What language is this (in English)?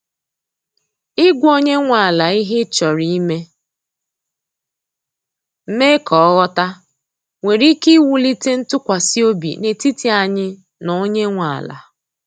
Igbo